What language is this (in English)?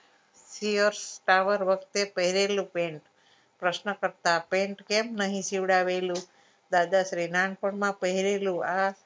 Gujarati